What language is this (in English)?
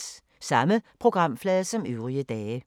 Danish